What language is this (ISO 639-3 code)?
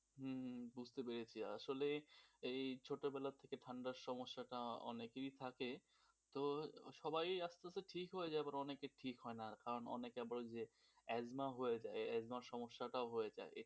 ben